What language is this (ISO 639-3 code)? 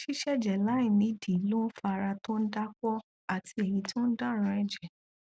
yor